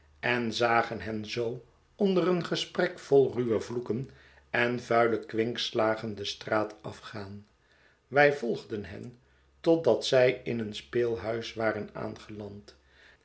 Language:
Dutch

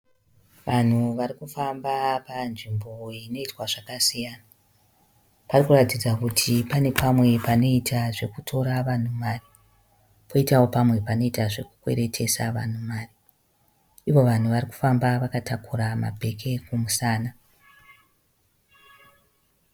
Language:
Shona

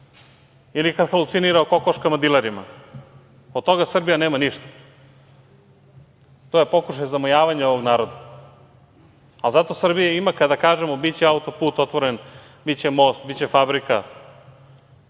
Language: Serbian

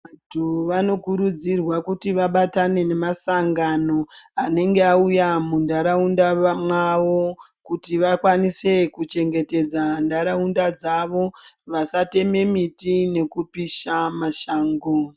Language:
Ndau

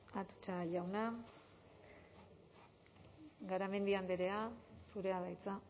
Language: Basque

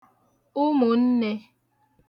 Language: Igbo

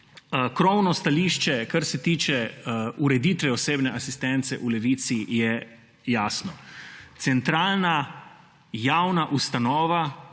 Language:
Slovenian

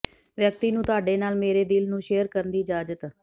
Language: Punjabi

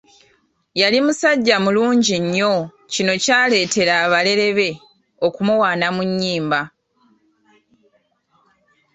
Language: Ganda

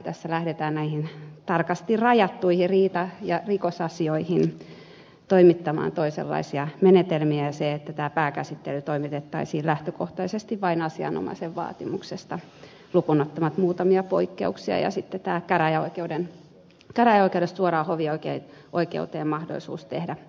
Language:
Finnish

